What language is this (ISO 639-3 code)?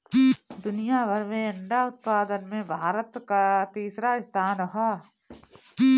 bho